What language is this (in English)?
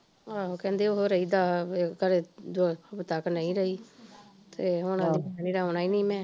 Punjabi